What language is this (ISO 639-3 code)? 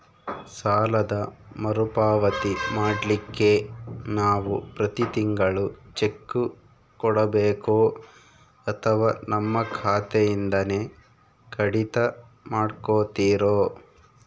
kan